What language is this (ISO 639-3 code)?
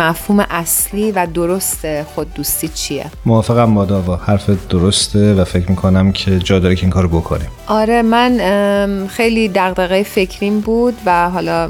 fas